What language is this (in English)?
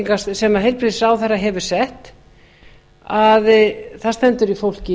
Icelandic